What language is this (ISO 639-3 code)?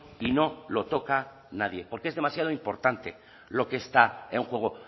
spa